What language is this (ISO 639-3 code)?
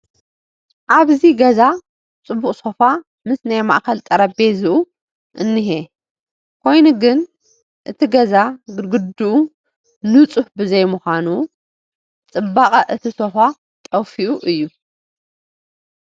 tir